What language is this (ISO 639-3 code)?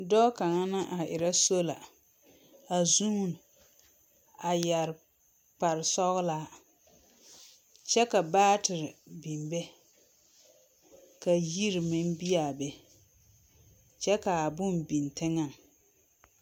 dga